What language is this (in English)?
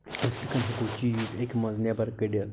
Kashmiri